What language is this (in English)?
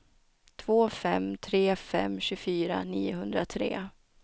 Swedish